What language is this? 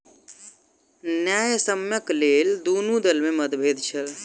Maithili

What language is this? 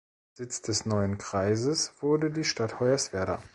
German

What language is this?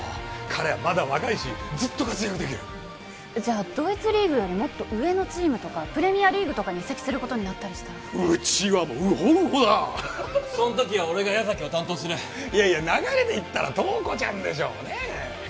Japanese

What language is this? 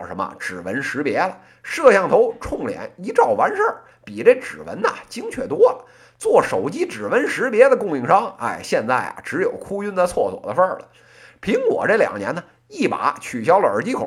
Chinese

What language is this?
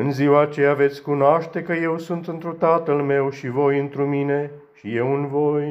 Romanian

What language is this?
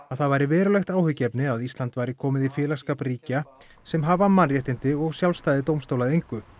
Icelandic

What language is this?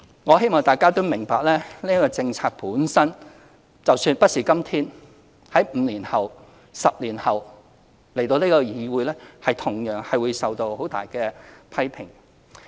Cantonese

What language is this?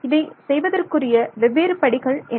Tamil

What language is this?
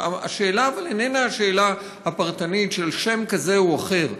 Hebrew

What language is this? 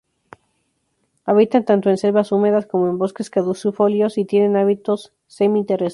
Spanish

